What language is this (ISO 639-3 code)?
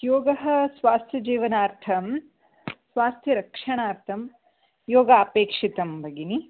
san